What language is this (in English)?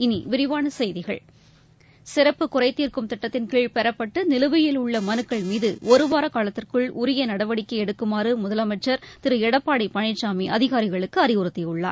Tamil